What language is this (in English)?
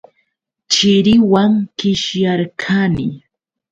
Yauyos Quechua